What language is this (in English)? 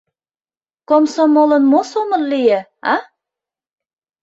Mari